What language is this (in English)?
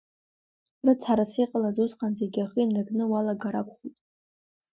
Abkhazian